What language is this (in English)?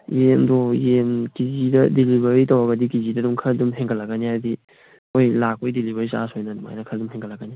Manipuri